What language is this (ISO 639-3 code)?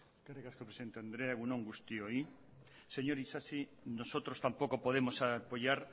eus